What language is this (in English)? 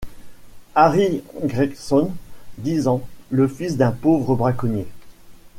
French